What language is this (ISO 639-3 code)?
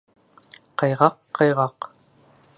bak